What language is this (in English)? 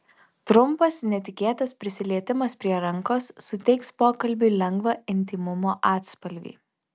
Lithuanian